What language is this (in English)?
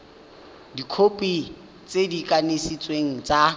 Tswana